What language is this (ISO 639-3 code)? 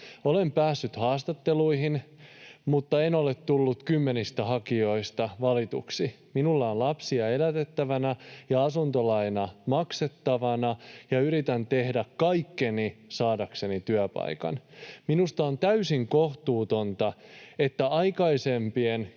fin